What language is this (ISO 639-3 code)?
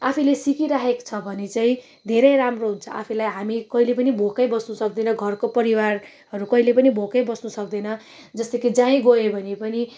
nep